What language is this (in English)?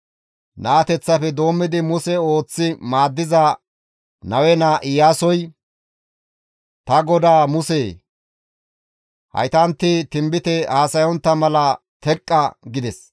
Gamo